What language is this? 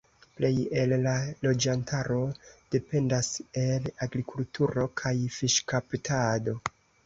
Esperanto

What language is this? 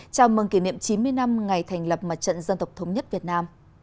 Vietnamese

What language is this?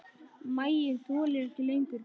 Icelandic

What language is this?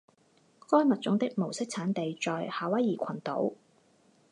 Chinese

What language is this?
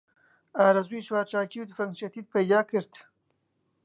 Central Kurdish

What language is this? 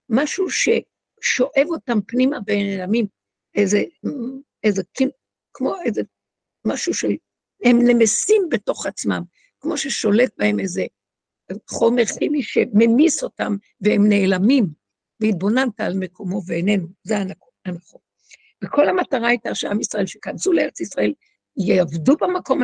Hebrew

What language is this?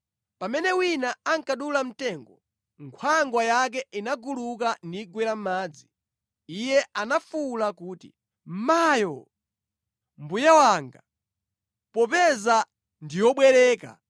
Nyanja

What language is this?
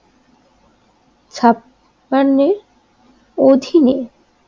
Bangla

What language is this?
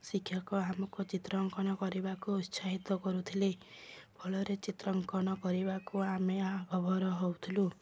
Odia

